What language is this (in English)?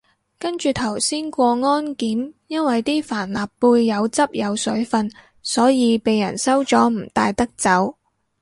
Cantonese